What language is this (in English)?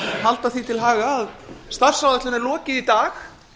Icelandic